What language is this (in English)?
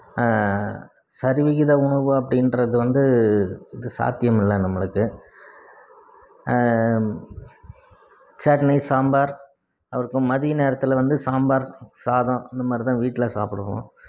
Tamil